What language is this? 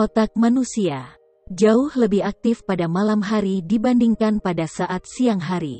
Indonesian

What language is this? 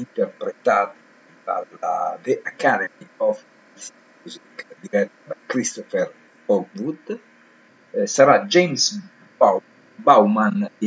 Italian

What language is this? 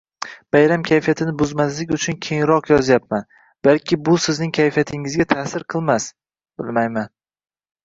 Uzbek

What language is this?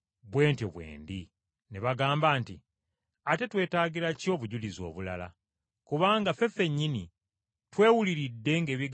Ganda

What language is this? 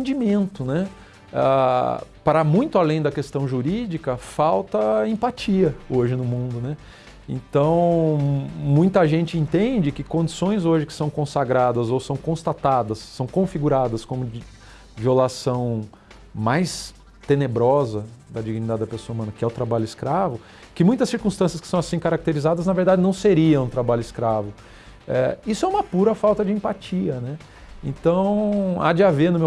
Portuguese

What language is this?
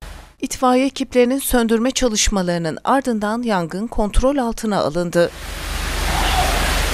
Turkish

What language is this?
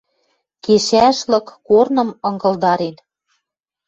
Western Mari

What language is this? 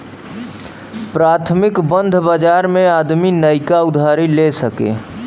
Bhojpuri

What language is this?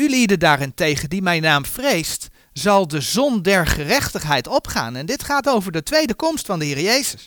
Dutch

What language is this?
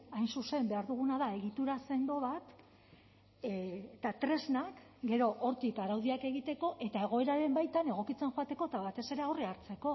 Basque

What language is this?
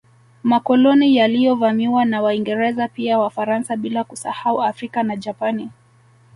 Swahili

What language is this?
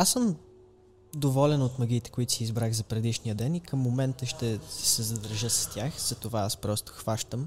Bulgarian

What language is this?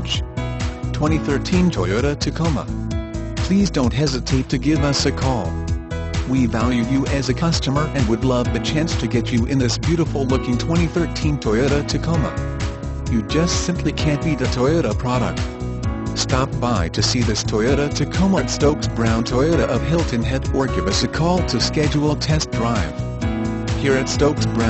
English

